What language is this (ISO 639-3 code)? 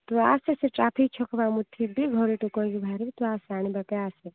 ori